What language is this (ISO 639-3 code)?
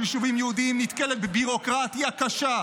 heb